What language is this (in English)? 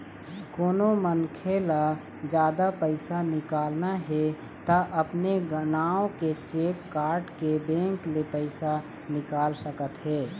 Chhattisgarhi